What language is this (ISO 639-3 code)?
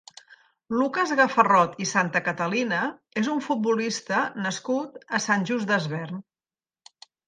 cat